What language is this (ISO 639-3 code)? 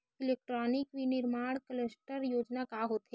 hne